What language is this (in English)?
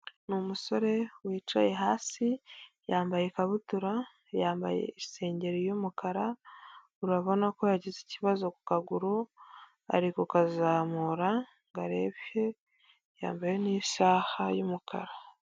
Kinyarwanda